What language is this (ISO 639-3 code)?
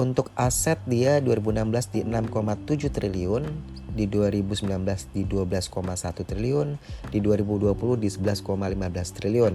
ind